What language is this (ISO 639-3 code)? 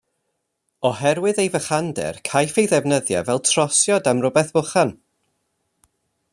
cym